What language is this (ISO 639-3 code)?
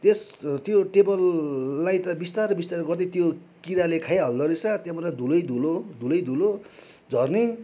nep